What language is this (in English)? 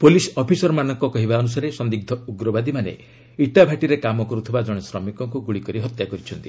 Odia